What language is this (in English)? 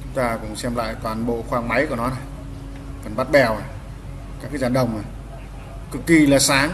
Vietnamese